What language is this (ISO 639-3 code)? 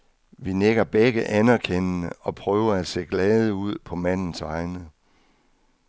dan